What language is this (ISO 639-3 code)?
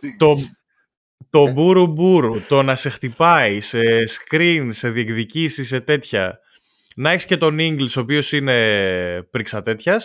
ell